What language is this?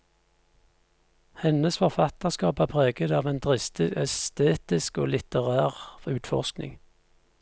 Norwegian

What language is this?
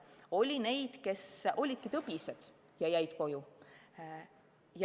Estonian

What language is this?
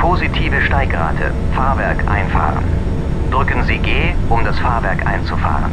German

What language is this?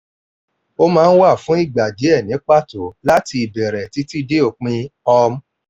Yoruba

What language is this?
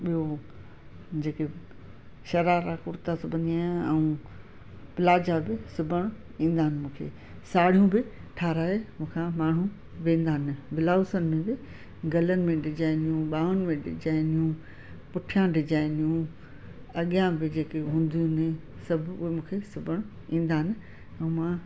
Sindhi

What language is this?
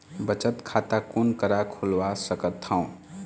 Chhattisgarhi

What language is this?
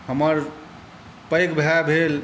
Maithili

